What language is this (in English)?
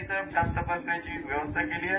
Marathi